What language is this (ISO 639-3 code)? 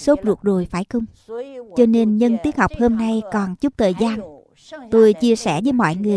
vie